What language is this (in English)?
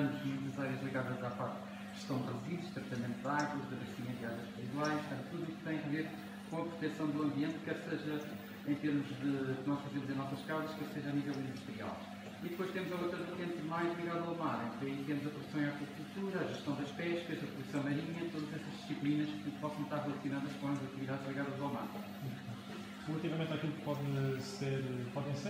Portuguese